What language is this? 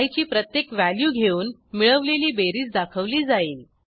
Marathi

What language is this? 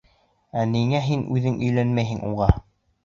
Bashkir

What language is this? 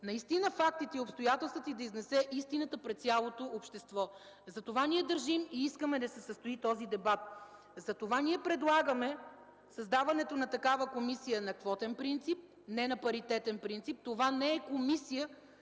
Bulgarian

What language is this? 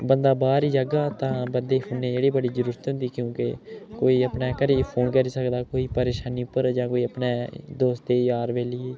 Dogri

